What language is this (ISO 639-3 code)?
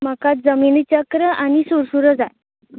kok